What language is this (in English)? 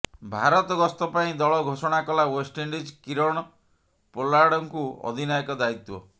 Odia